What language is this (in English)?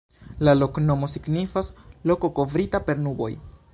Esperanto